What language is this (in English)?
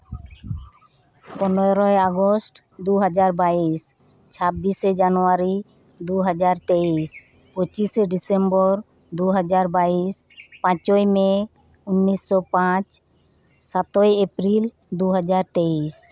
Santali